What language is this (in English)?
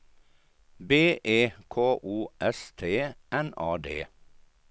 Swedish